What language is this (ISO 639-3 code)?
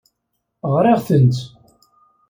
kab